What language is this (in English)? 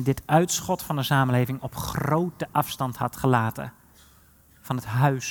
Dutch